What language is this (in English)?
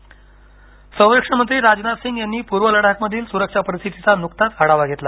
Marathi